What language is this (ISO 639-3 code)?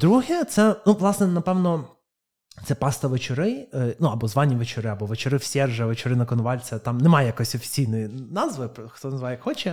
ukr